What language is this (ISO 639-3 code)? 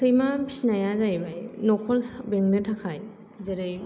brx